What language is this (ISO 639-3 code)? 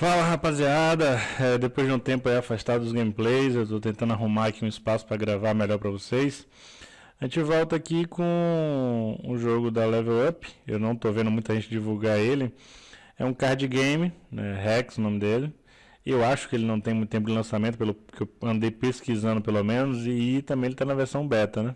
por